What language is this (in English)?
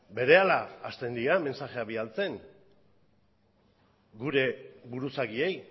Basque